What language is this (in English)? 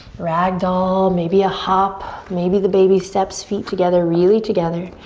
English